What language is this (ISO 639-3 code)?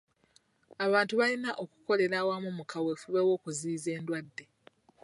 lug